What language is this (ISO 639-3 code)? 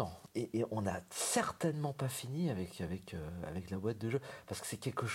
fra